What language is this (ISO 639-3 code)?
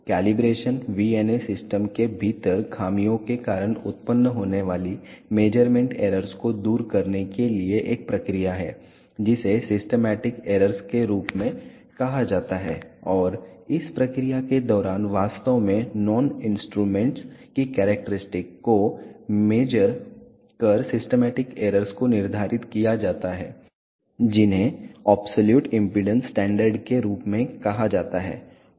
hin